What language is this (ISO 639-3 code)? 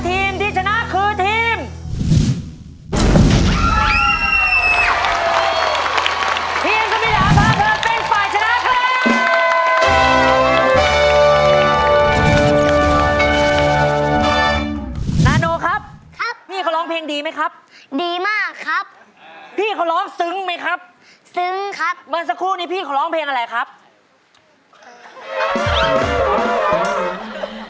tha